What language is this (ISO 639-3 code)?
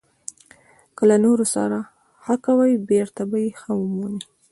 pus